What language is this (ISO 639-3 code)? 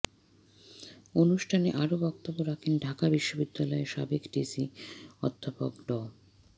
ben